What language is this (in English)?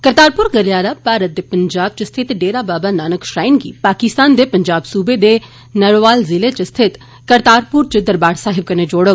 Dogri